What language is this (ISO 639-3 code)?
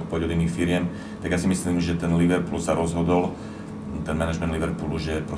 slk